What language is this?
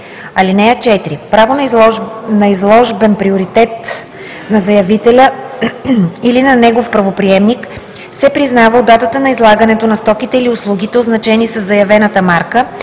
Bulgarian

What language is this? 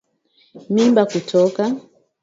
Swahili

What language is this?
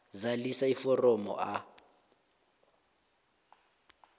South Ndebele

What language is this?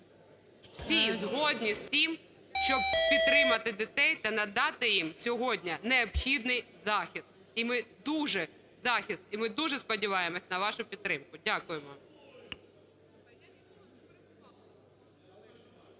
Ukrainian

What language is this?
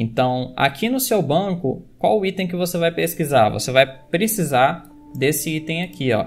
Portuguese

